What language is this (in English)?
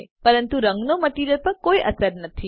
Gujarati